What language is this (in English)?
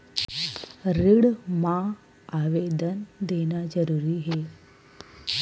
Chhattisgarhi